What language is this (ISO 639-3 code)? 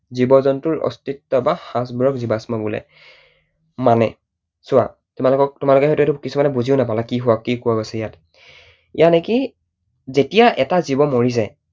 asm